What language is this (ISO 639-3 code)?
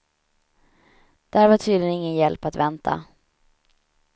swe